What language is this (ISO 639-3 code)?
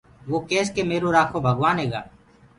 ggg